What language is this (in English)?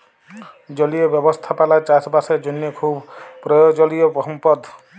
Bangla